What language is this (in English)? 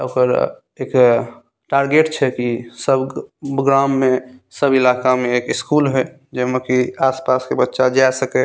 Maithili